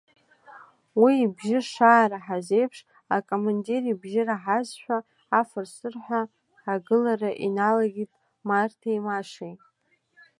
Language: Abkhazian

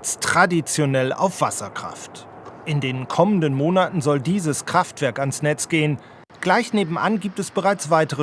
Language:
German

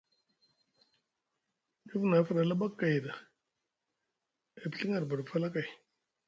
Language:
Musgu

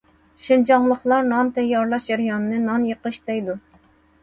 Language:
Uyghur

